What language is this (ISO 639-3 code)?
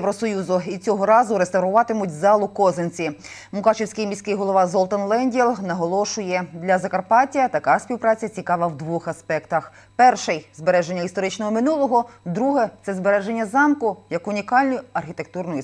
ukr